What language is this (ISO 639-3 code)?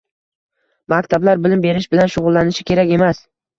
uzb